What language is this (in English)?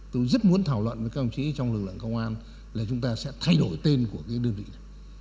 Vietnamese